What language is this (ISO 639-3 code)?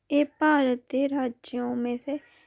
doi